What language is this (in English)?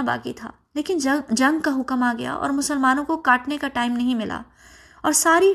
Urdu